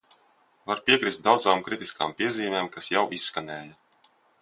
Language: Latvian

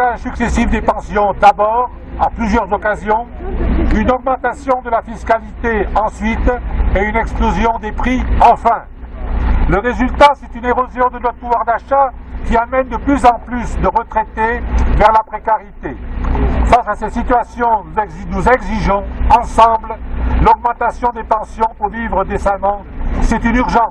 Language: French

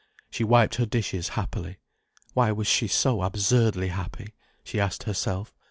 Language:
English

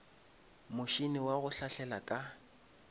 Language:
Northern Sotho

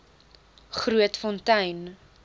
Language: Afrikaans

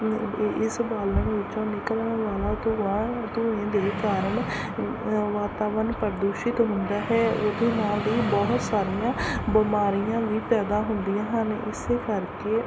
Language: Punjabi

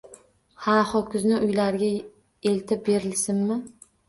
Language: Uzbek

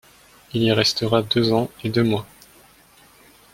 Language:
French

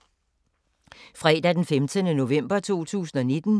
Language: Danish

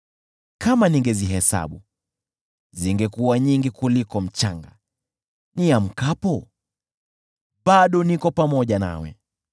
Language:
Swahili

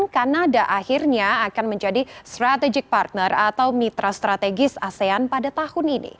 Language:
Indonesian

